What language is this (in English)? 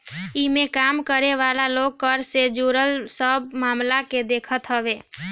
Bhojpuri